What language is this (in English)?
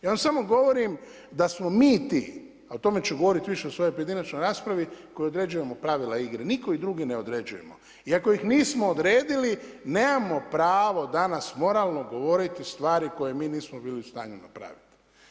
Croatian